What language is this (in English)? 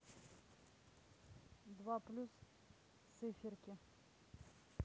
Russian